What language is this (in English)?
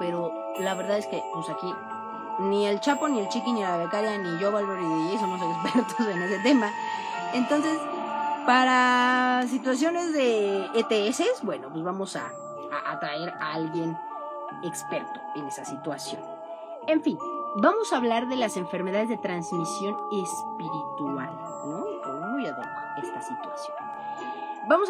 Spanish